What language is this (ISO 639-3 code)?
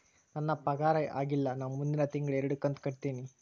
kan